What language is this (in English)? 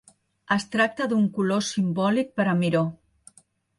Catalan